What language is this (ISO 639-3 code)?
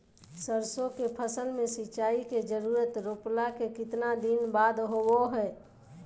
mag